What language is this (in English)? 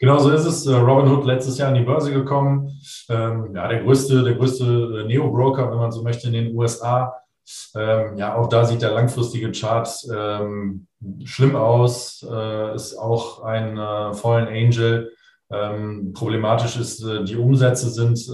German